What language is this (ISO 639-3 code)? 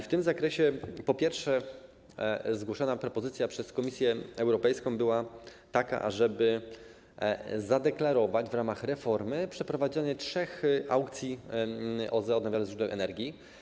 pol